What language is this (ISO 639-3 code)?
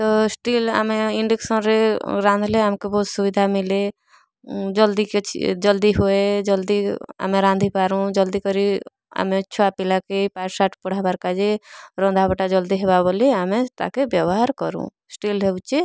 ori